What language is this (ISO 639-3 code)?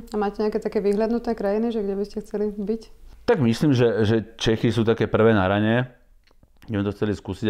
slk